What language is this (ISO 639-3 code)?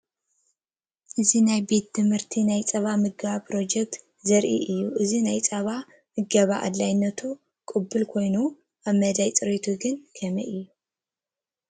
tir